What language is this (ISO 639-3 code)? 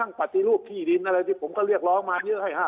tha